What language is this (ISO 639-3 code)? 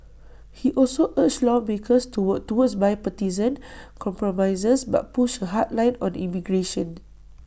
eng